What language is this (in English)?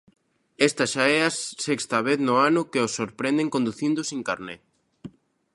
Galician